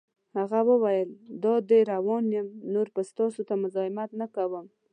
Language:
Pashto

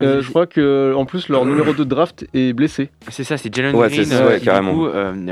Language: French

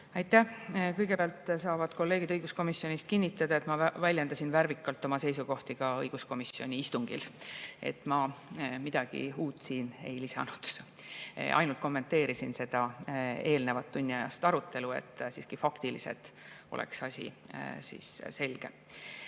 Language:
Estonian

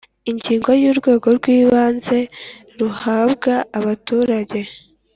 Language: Kinyarwanda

